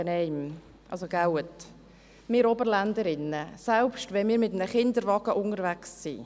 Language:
Swiss German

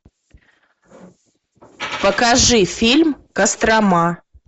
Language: Russian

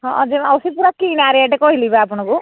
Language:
Odia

